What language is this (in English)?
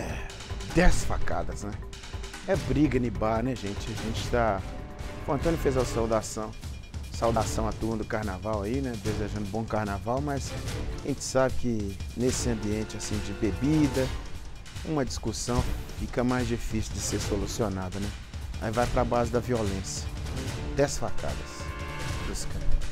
Portuguese